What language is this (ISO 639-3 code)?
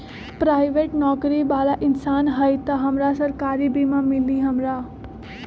mag